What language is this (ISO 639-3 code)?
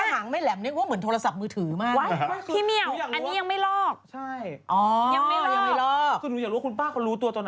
tha